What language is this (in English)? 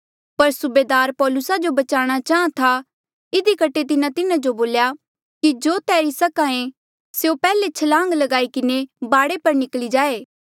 Mandeali